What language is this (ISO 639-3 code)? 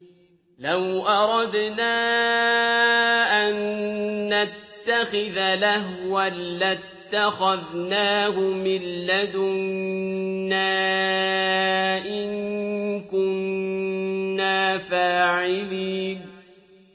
ara